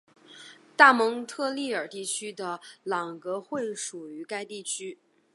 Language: Chinese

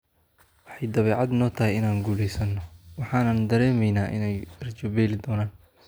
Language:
Somali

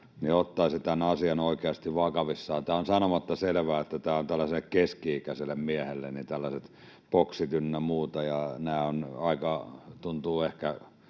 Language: Finnish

